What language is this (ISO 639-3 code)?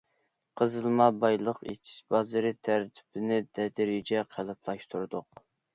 uig